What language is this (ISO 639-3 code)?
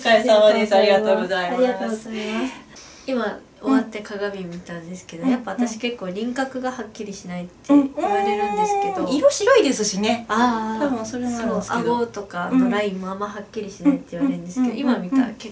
jpn